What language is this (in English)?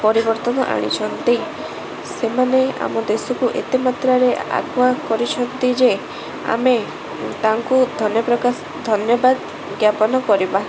Odia